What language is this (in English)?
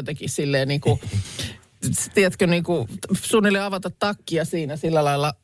Finnish